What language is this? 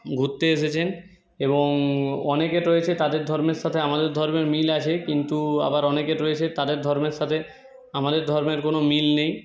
Bangla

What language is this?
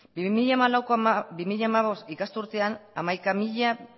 Basque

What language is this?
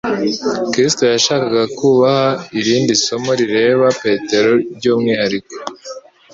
Kinyarwanda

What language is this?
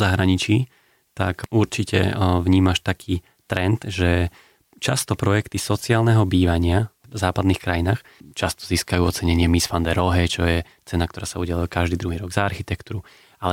Slovak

